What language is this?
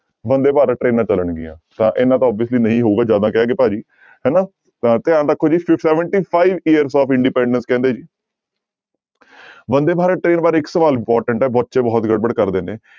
Punjabi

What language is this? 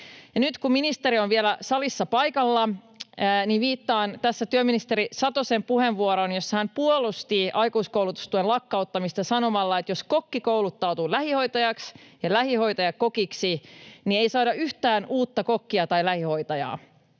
Finnish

